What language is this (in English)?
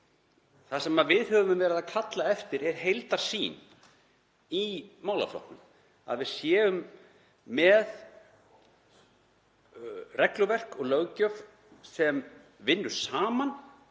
Icelandic